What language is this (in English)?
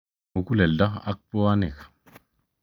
Kalenjin